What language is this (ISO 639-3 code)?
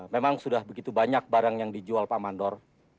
ind